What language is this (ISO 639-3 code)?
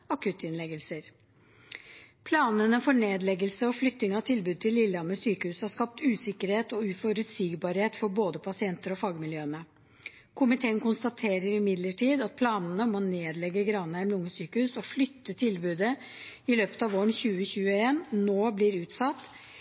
nob